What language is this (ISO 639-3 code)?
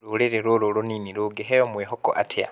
kik